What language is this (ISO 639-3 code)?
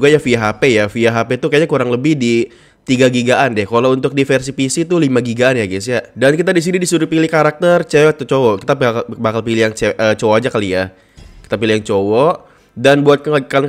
ind